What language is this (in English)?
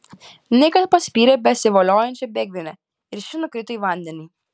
Lithuanian